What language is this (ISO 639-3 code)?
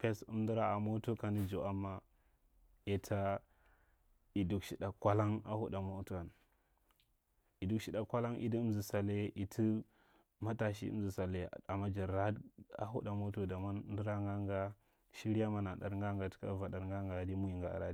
mrt